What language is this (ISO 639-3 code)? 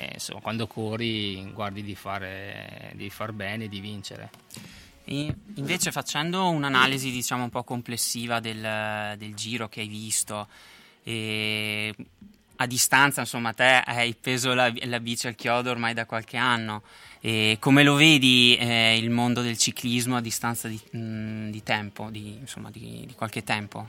ita